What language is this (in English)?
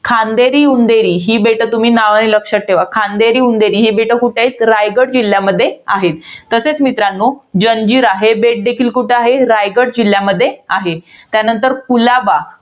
Marathi